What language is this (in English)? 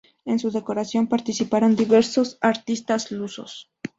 Spanish